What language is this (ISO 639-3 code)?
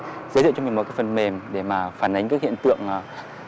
vie